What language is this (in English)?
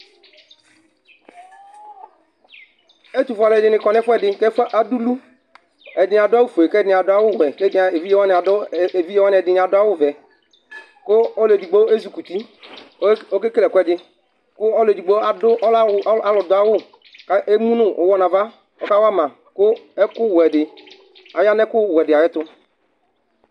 Ikposo